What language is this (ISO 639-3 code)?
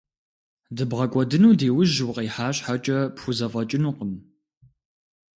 kbd